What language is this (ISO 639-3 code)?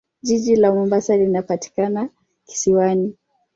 swa